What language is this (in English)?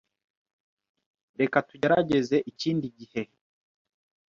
Kinyarwanda